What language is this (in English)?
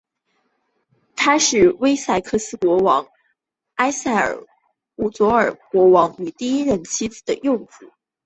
Chinese